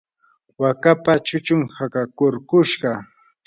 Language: Yanahuanca Pasco Quechua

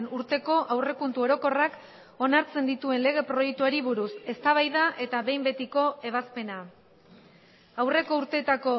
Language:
Basque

